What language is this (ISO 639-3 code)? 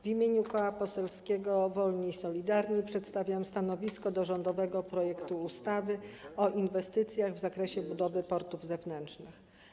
pol